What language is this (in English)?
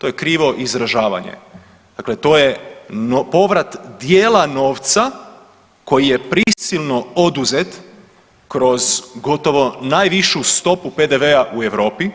Croatian